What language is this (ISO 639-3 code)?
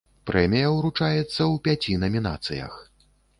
bel